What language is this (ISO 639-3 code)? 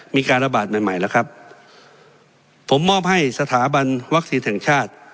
tha